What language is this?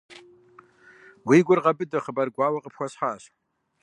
Kabardian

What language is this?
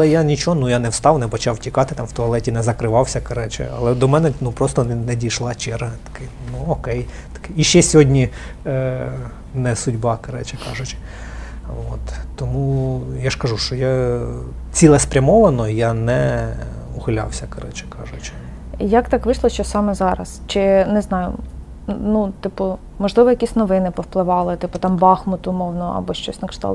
Ukrainian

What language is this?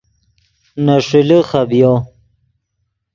Yidgha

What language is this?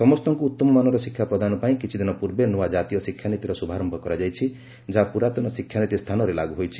Odia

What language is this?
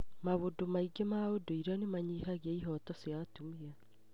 Kikuyu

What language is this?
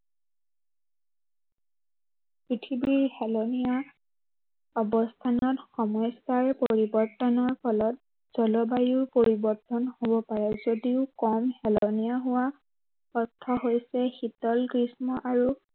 Assamese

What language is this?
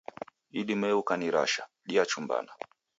Taita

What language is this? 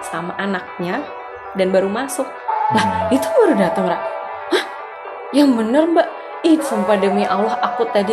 Indonesian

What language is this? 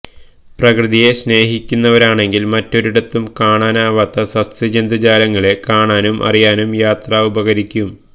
Malayalam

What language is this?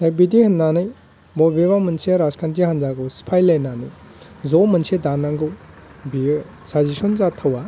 Bodo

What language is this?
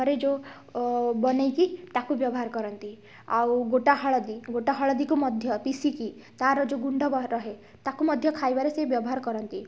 Odia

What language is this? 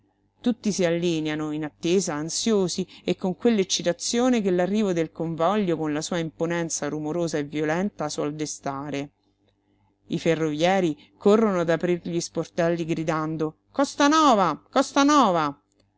Italian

